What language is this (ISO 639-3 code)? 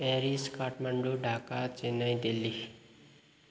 nep